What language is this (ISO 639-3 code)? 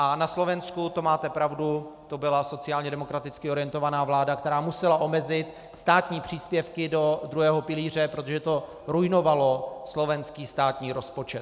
ces